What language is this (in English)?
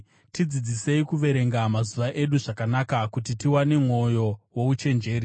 Shona